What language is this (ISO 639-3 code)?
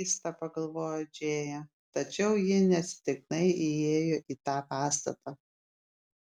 lit